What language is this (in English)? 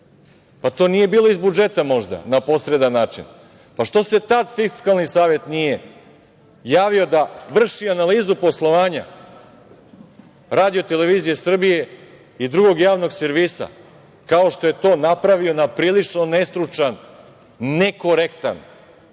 Serbian